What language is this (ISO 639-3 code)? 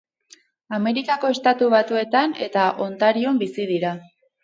eus